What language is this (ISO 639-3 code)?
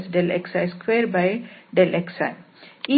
kan